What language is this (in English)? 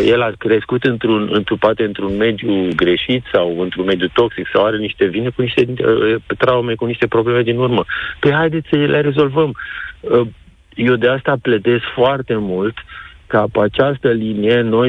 Romanian